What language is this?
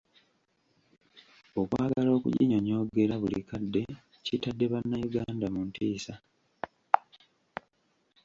Ganda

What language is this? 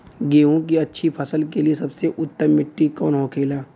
Bhojpuri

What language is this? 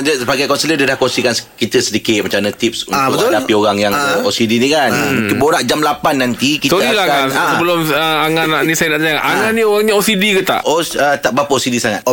Malay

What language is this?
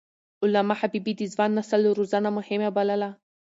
Pashto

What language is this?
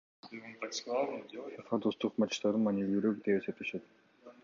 Kyrgyz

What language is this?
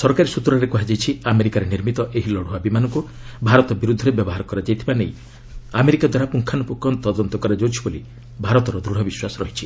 Odia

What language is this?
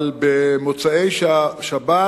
Hebrew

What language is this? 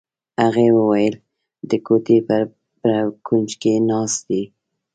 Pashto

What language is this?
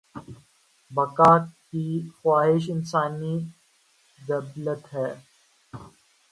Urdu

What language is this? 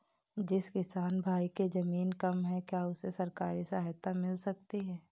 Hindi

